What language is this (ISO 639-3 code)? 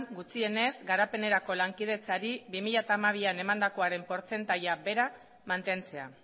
eus